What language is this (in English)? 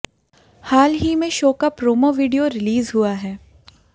Hindi